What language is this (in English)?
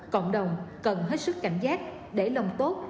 Vietnamese